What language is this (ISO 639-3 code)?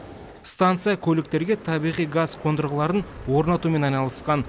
kaz